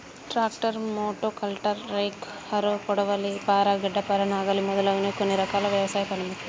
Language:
Telugu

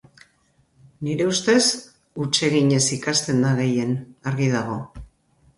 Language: Basque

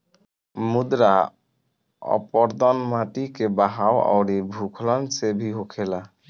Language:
Bhojpuri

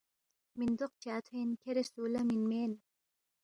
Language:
Balti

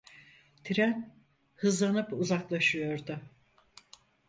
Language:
Turkish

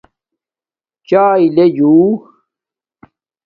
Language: Domaaki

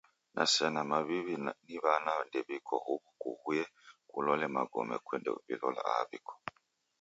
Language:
Taita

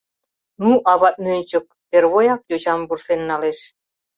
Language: Mari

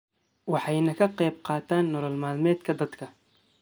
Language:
Somali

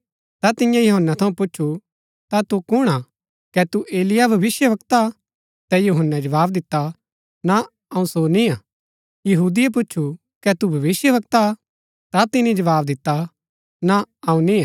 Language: Gaddi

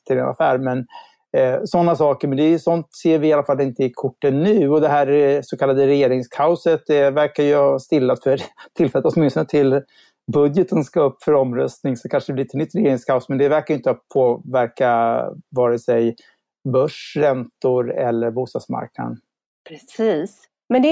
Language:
Swedish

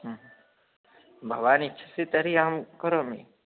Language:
Sanskrit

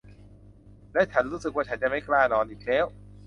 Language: Thai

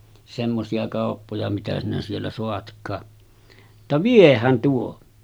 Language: Finnish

